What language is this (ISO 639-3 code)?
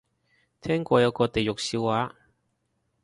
yue